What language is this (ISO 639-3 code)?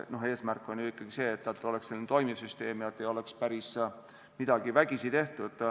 est